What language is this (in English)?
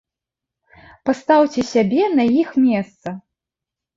Belarusian